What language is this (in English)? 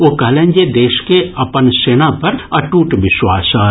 Maithili